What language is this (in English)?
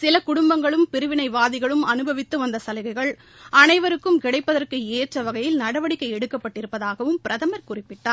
Tamil